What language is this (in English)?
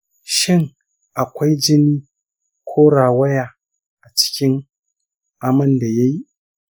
Hausa